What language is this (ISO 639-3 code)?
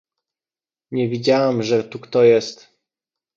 pol